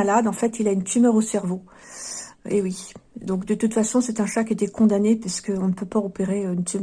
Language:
French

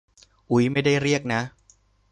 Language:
Thai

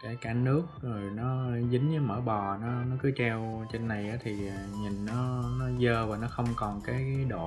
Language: Vietnamese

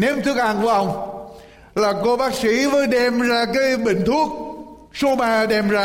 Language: Vietnamese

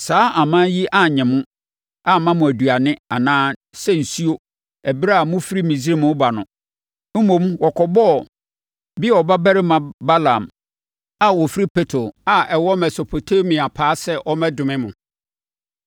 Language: Akan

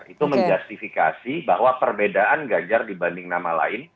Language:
Indonesian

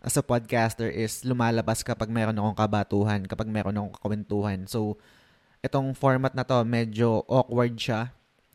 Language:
Filipino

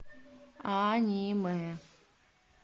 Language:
Russian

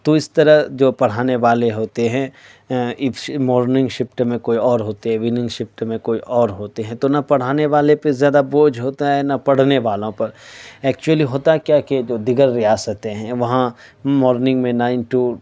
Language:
Urdu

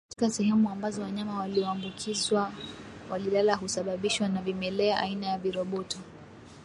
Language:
Swahili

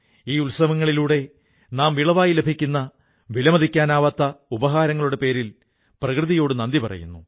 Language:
Malayalam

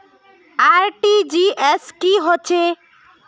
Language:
Magahi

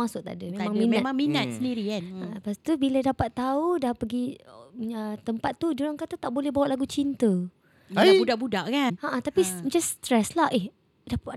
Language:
Malay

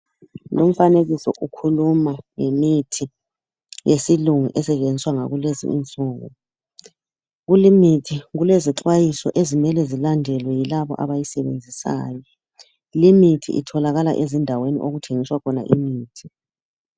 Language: North Ndebele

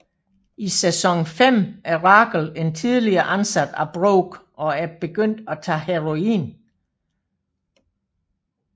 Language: Danish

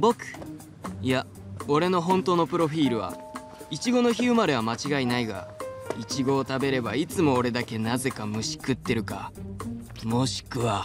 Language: Japanese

